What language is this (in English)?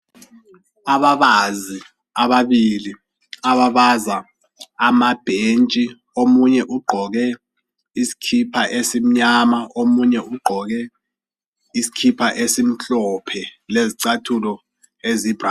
North Ndebele